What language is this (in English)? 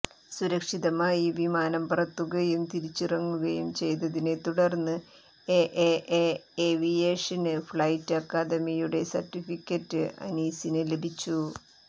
Malayalam